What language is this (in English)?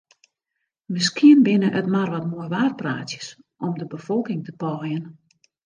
Western Frisian